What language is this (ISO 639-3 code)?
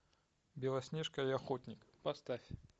rus